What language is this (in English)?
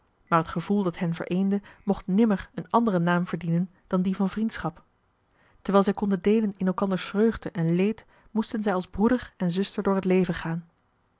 Dutch